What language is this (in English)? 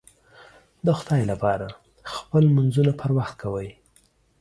Pashto